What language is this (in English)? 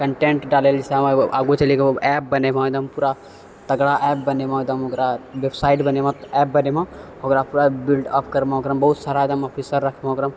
Maithili